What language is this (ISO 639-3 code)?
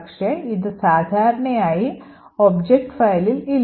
mal